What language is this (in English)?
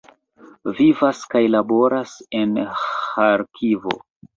Esperanto